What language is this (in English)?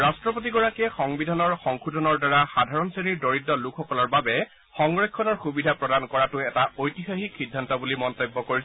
Assamese